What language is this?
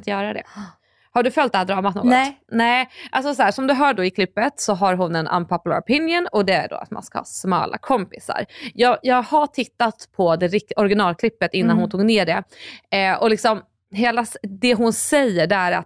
Swedish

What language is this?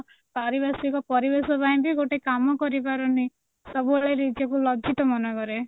Odia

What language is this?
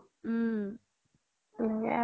Assamese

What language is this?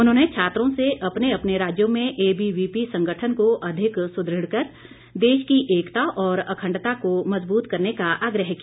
Hindi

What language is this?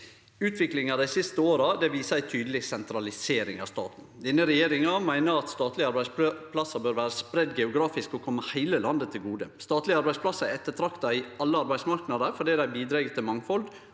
Norwegian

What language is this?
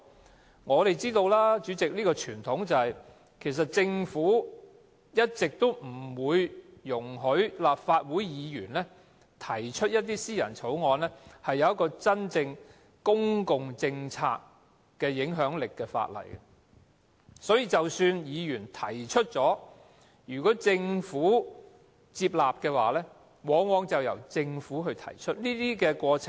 Cantonese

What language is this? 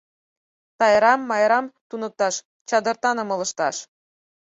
Mari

